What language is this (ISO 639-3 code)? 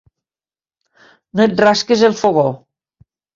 cat